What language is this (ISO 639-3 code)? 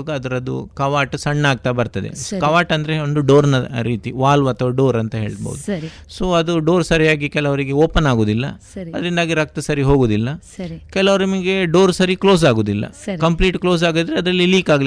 kan